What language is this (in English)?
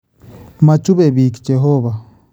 Kalenjin